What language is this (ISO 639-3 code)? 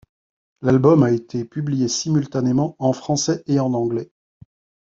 fra